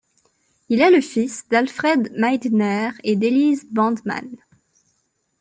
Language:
French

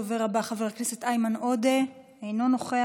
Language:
Hebrew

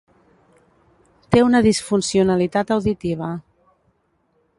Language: Catalan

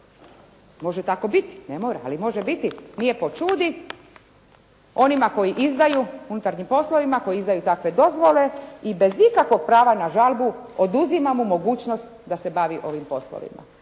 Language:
Croatian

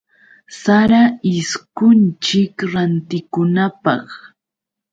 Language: Yauyos Quechua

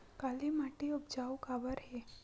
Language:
Chhattisgarhi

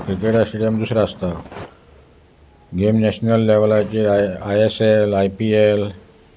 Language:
Konkani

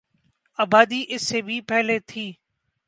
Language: Urdu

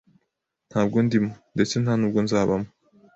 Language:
Kinyarwanda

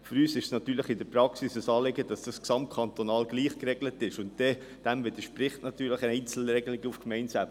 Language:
Swiss German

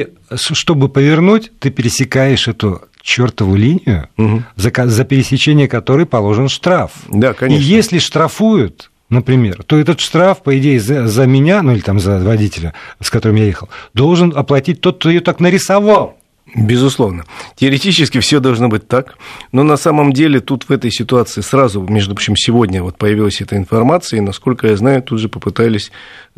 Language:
Russian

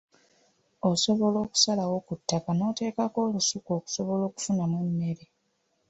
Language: Ganda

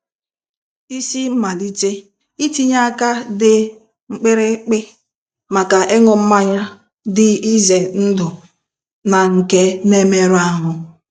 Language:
Igbo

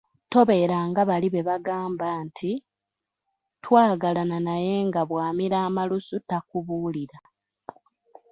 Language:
Ganda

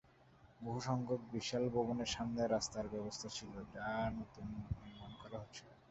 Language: Bangla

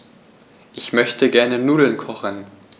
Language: German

